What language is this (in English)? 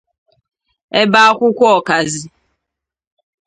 Igbo